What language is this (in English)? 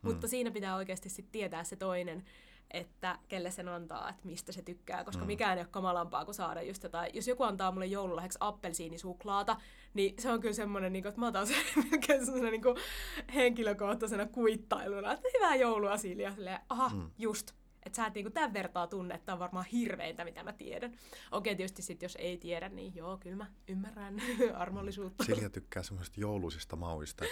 Finnish